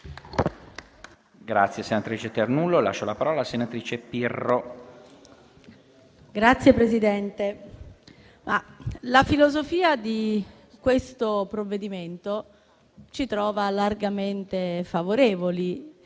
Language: Italian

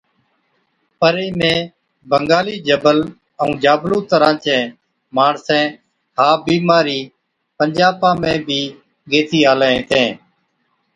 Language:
Od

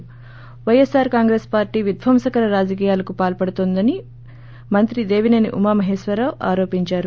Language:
Telugu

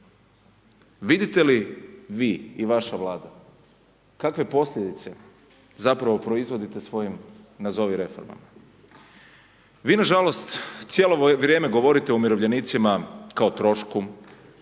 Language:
Croatian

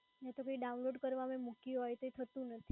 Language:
Gujarati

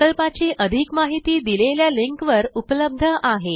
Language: Marathi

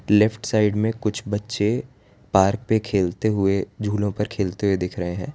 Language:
Hindi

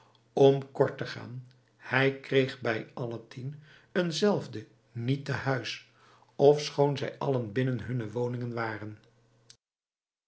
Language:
Dutch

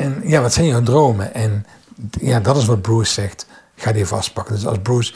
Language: Dutch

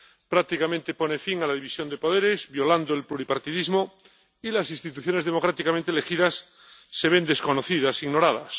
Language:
Spanish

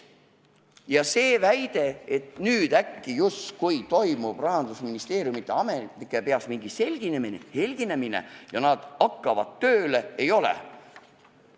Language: Estonian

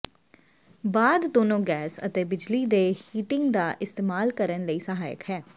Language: Punjabi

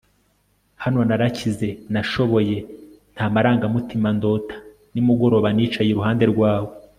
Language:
Kinyarwanda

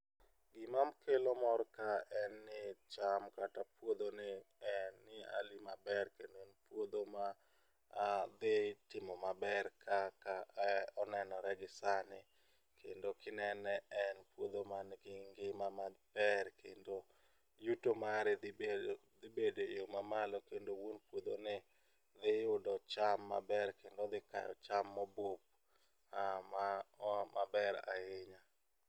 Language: Luo (Kenya and Tanzania)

